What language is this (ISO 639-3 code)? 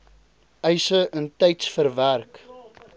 afr